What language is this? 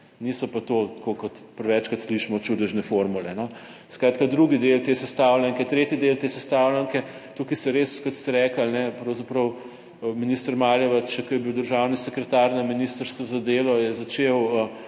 Slovenian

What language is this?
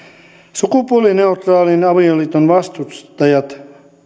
Finnish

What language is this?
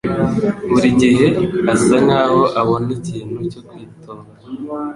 Kinyarwanda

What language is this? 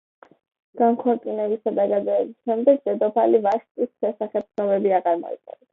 Georgian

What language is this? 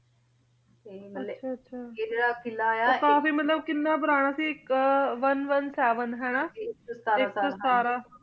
Punjabi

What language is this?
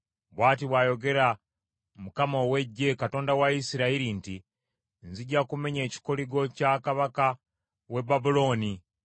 Ganda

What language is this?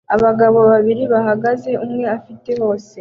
Kinyarwanda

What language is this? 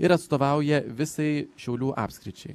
Lithuanian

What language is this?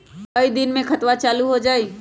Magahi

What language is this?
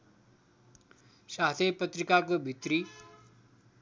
Nepali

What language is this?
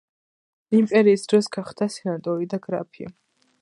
Georgian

